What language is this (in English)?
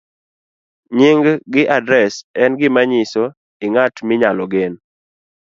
Luo (Kenya and Tanzania)